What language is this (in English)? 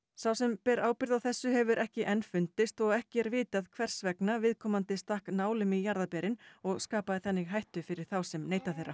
Icelandic